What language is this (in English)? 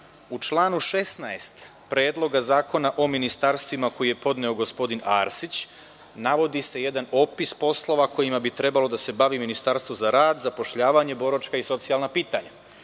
Serbian